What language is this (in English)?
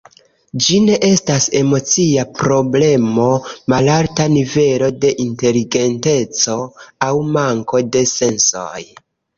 Esperanto